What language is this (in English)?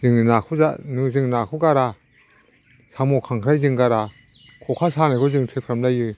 Bodo